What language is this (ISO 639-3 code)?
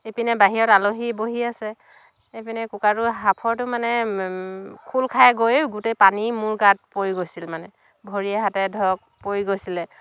asm